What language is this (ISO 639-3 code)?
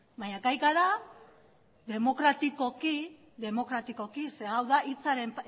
eus